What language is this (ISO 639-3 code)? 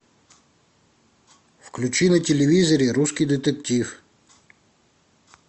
rus